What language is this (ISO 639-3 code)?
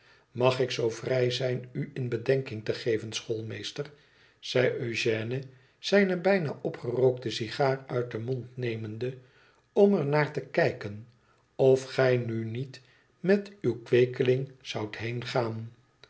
nld